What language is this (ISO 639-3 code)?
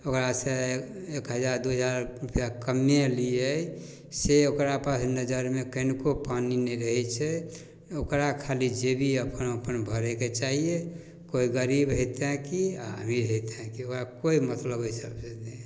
mai